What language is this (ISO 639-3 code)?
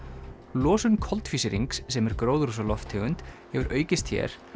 isl